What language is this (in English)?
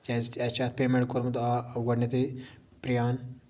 Kashmiri